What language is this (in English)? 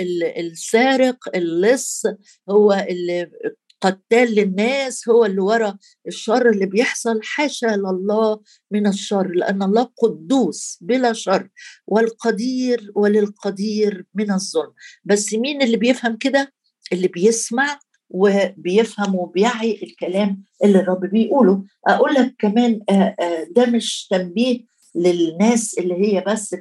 Arabic